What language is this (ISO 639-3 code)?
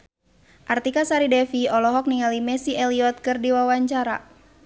sun